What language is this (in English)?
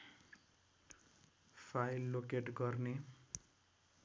Nepali